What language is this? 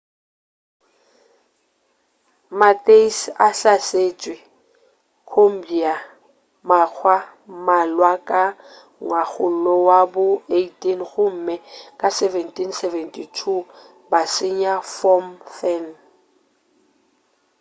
Northern Sotho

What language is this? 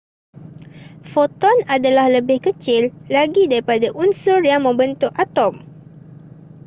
Malay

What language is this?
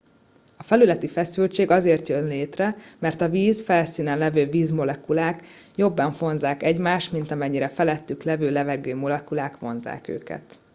Hungarian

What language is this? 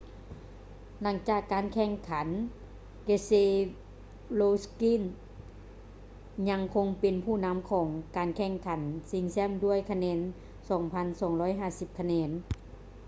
Lao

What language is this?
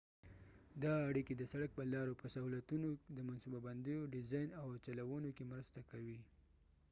Pashto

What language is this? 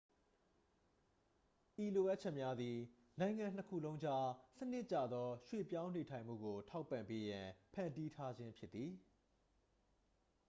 Burmese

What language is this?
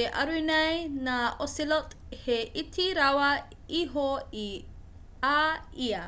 Māori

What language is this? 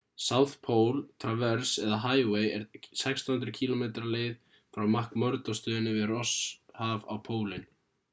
Icelandic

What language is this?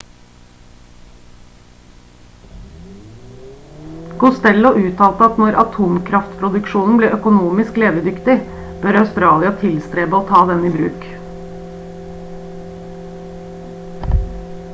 Norwegian Bokmål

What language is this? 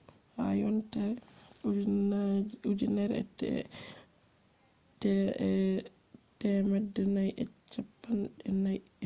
Fula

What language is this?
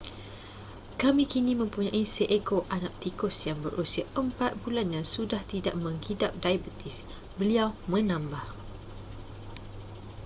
Malay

